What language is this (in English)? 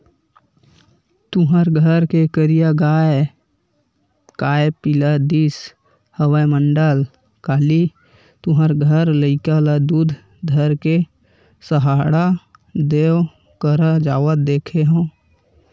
Chhattisgarhi